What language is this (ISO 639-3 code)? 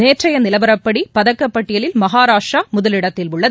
tam